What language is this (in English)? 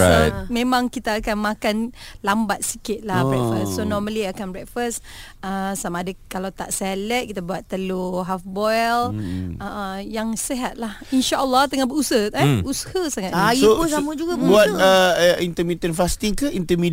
Malay